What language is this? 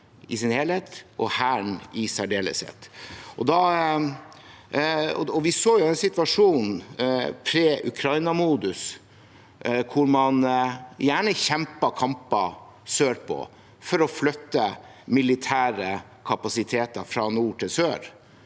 Norwegian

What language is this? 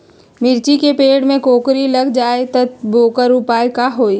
Magahi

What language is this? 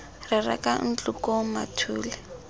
Tswana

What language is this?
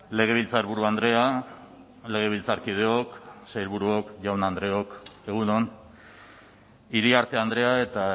Basque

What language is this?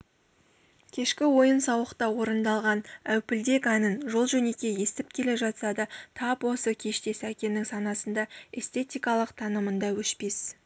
Kazakh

